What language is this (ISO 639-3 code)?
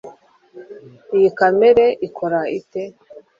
kin